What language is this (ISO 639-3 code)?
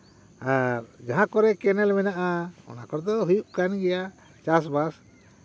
sat